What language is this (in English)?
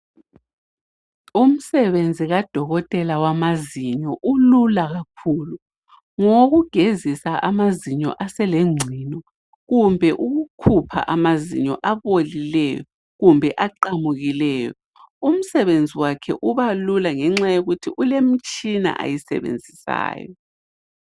North Ndebele